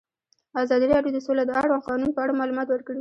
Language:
Pashto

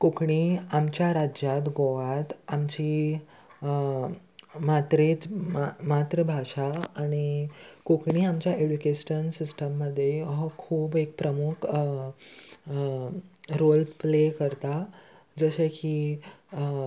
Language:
Konkani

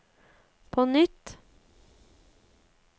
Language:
Norwegian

